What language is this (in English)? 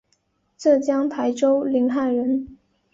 Chinese